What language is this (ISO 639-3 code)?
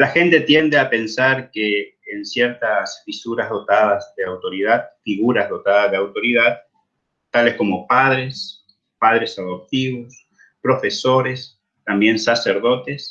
spa